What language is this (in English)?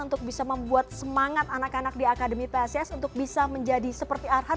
Indonesian